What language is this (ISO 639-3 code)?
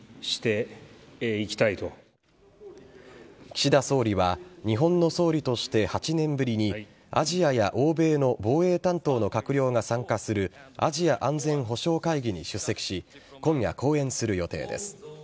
jpn